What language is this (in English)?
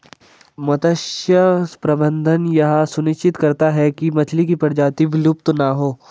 Hindi